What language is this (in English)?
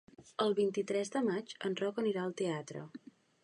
Catalan